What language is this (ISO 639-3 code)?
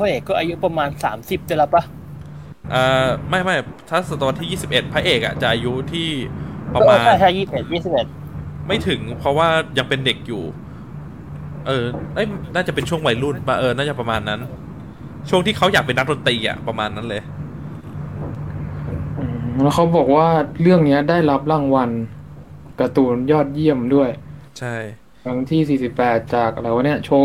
tha